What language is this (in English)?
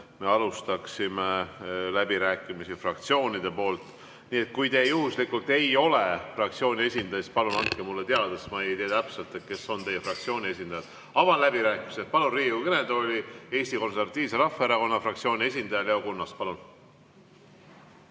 Estonian